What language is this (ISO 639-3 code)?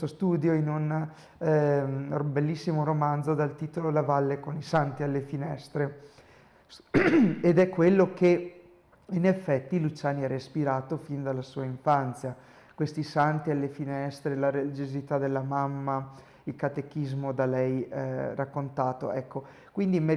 ita